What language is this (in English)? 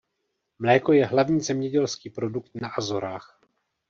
Czech